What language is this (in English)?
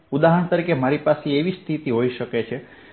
Gujarati